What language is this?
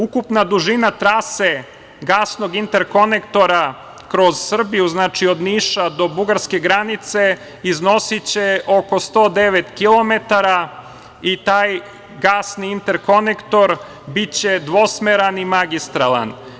Serbian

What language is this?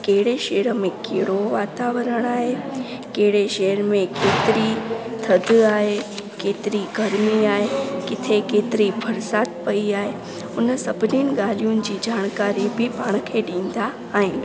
Sindhi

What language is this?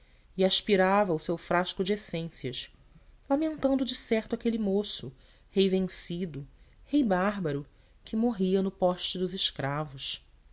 Portuguese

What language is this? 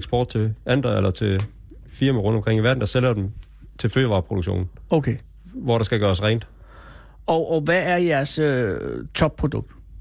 Danish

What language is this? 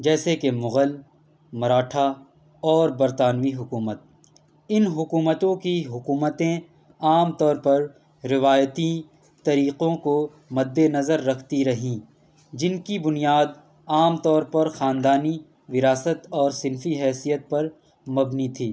Urdu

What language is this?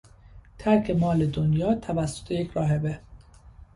Persian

